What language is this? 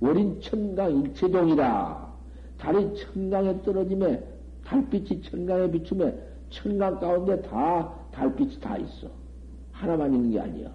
Korean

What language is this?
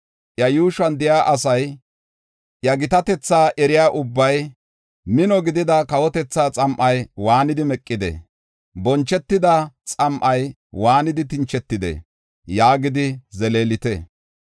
Gofa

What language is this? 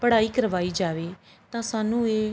Punjabi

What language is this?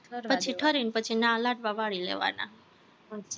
Gujarati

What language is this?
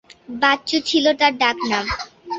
Bangla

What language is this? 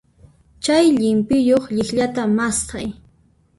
Puno Quechua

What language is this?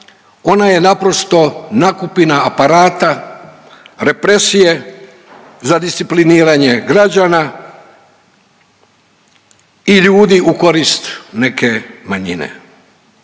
Croatian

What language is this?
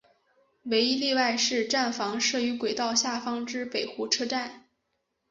Chinese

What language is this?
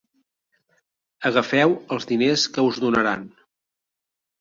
Catalan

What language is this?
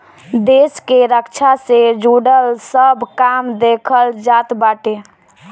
Bhojpuri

